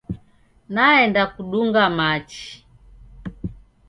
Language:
Taita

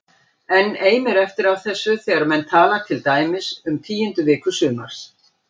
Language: Icelandic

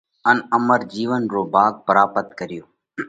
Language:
Parkari Koli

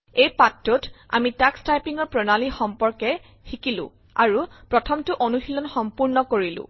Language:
Assamese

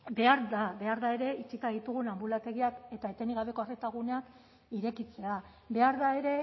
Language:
Basque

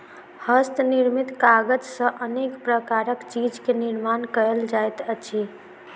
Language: Maithili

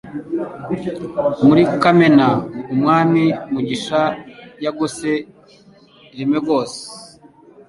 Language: Kinyarwanda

